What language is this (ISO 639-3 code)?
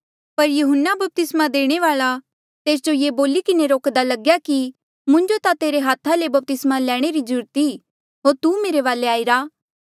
mjl